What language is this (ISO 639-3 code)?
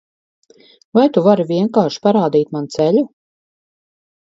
lav